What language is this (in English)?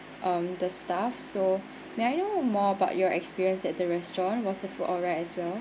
English